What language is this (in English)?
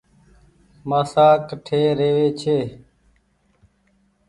Goaria